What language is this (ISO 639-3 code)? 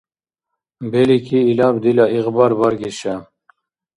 dar